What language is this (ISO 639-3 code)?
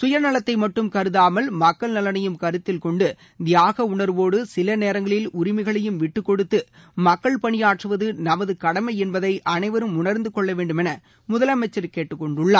tam